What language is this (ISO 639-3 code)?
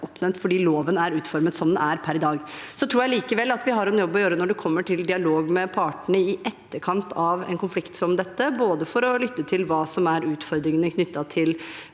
nor